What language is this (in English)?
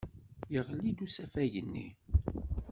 Kabyle